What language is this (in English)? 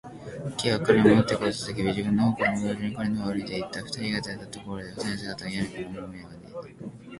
Japanese